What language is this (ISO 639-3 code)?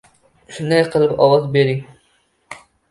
uzb